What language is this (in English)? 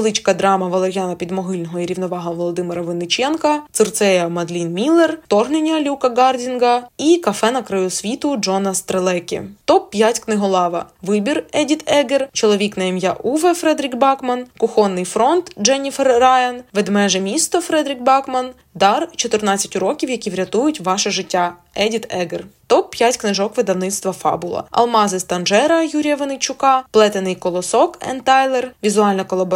Ukrainian